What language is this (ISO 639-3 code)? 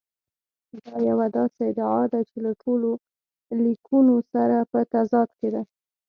pus